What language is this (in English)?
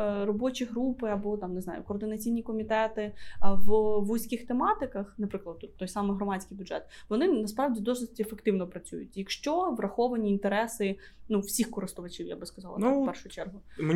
Ukrainian